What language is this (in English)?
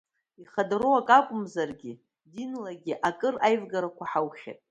Abkhazian